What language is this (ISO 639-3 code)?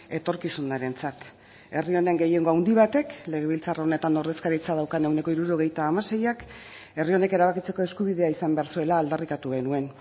eus